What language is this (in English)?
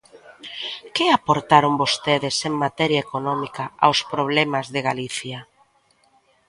Galician